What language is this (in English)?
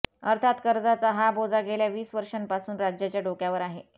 Marathi